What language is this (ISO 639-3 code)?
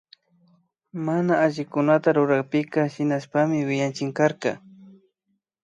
qvi